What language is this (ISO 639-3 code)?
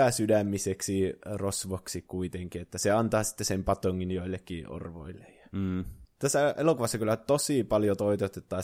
fin